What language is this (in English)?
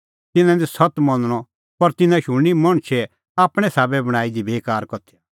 Kullu Pahari